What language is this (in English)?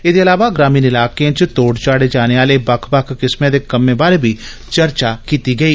Dogri